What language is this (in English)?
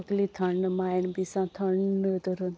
Konkani